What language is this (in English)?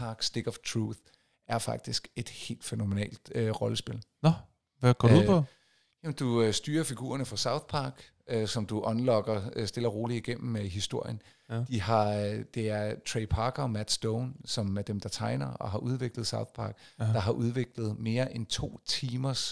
Danish